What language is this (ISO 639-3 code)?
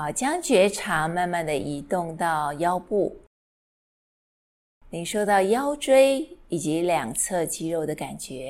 zho